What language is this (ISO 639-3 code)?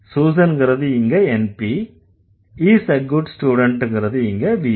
tam